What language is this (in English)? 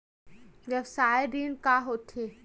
Chhattisgarhi